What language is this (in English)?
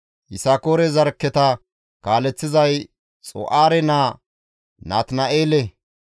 Gamo